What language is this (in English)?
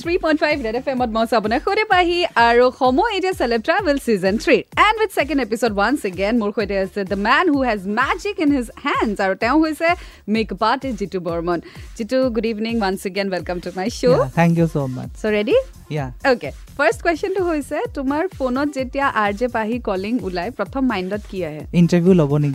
Hindi